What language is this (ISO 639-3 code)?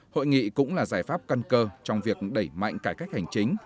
vie